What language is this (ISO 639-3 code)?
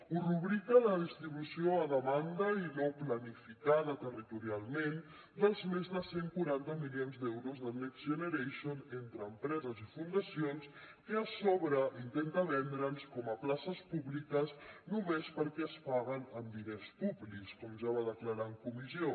cat